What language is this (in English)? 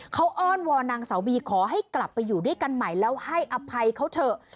Thai